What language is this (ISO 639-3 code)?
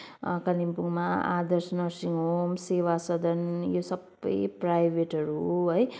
nep